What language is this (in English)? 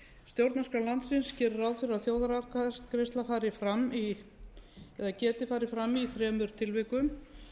Icelandic